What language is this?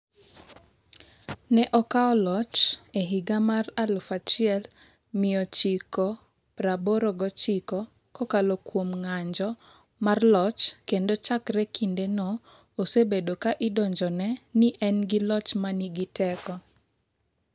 Luo (Kenya and Tanzania)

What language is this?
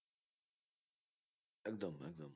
Bangla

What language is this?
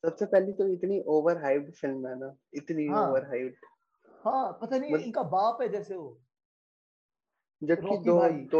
Hindi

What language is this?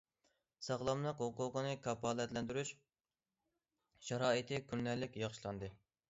Uyghur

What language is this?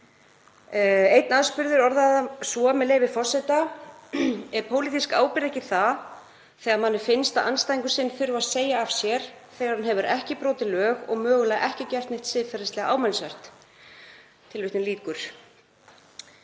Icelandic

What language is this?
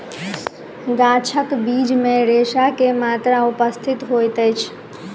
Maithili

